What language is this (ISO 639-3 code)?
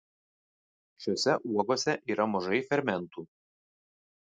lit